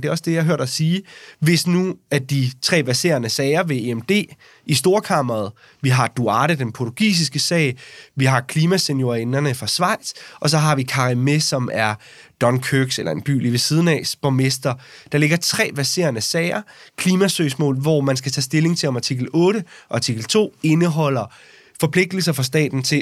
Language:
Danish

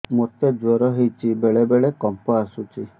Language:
Odia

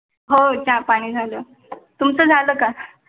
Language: Marathi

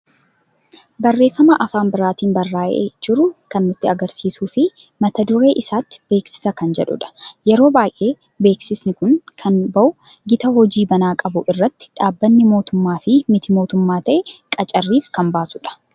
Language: Oromo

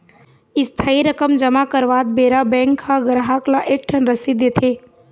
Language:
Chhattisgarhi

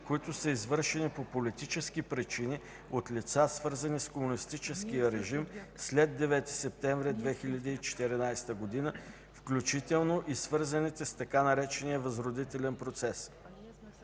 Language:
Bulgarian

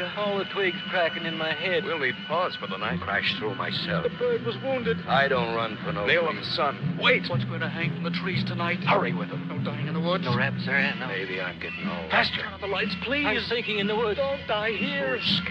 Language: English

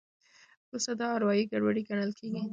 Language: Pashto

